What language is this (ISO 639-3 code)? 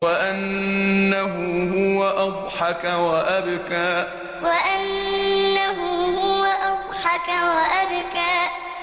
ara